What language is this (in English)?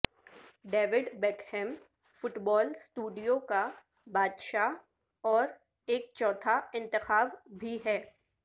Urdu